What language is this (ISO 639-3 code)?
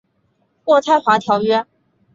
zho